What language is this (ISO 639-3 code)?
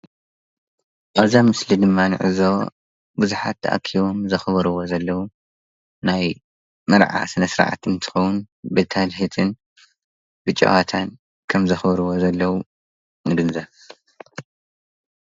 tir